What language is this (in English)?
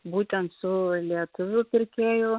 Lithuanian